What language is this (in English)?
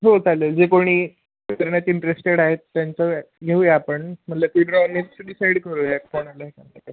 Marathi